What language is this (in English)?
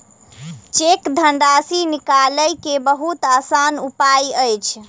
Maithili